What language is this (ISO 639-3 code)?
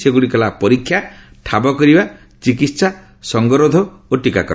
ori